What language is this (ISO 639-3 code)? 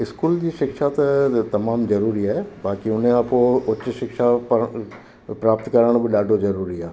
snd